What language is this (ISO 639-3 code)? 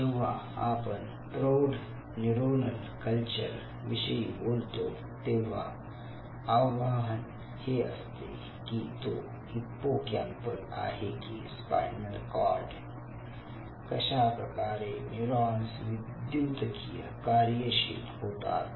mar